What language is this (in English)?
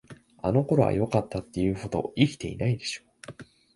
Japanese